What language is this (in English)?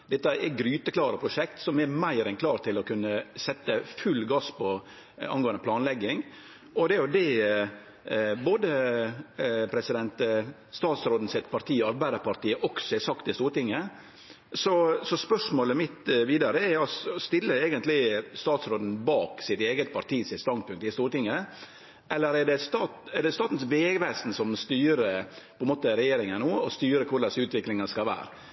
Norwegian Nynorsk